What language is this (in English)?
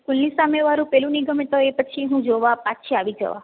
Gujarati